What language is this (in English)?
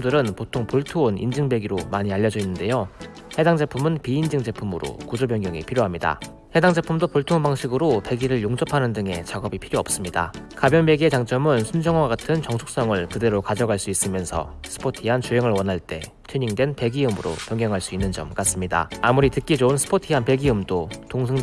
Korean